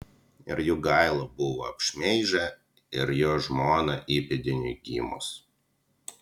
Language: Lithuanian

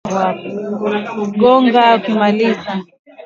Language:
Swahili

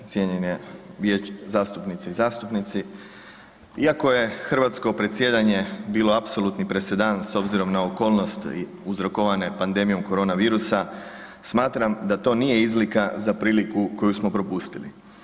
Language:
Croatian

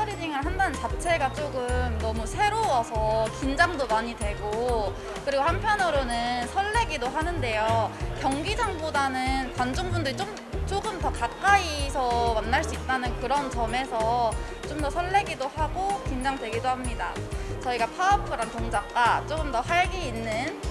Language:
Korean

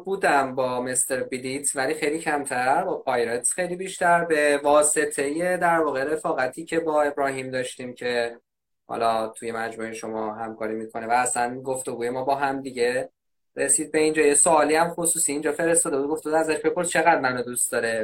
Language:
Persian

